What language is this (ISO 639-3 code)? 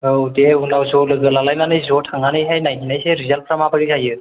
brx